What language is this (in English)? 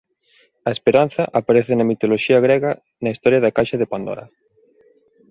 Galician